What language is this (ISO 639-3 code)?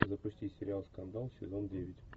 rus